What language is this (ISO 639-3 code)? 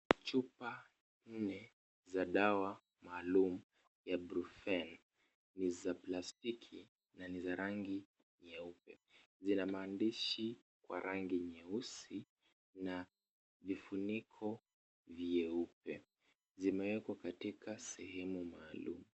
swa